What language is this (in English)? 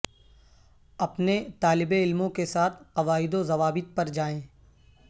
Urdu